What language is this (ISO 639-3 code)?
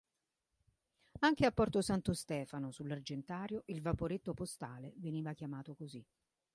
ita